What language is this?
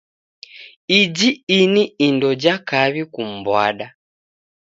Taita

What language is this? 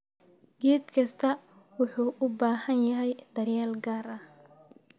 Somali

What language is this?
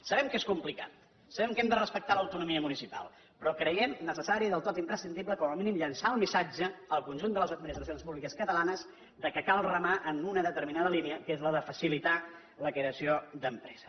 Catalan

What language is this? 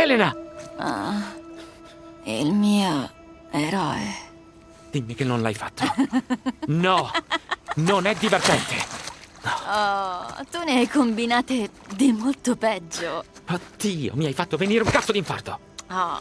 Italian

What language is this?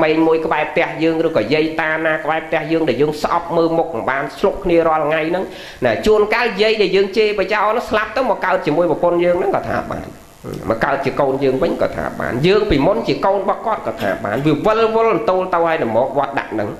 Vietnamese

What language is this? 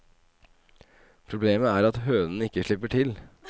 Norwegian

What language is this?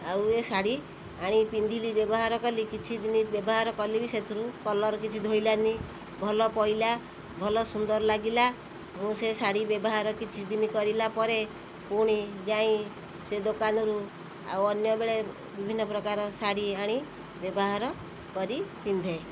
Odia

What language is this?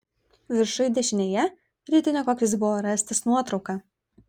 Lithuanian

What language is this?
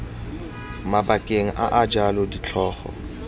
Tswana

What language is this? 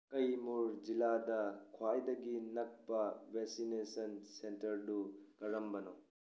Manipuri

